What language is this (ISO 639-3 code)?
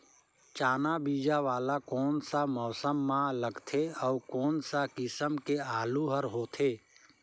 hne